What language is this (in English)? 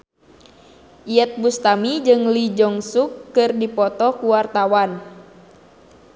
Sundanese